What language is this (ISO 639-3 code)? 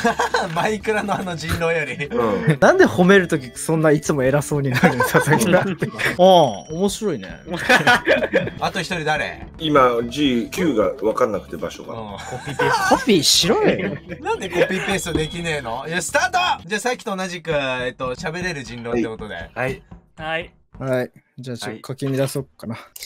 jpn